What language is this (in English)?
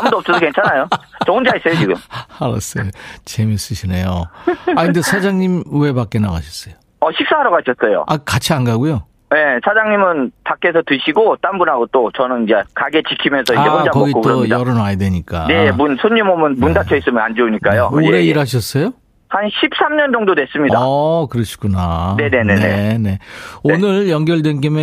Korean